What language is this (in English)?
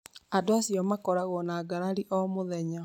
Kikuyu